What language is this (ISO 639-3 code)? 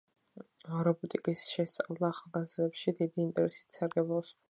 kat